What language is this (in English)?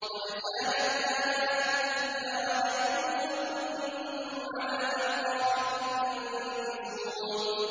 Arabic